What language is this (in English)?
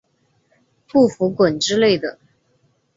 Chinese